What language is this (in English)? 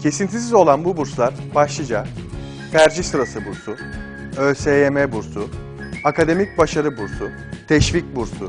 Turkish